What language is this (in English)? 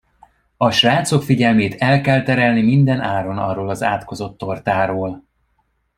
Hungarian